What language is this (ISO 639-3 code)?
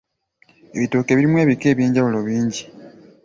lug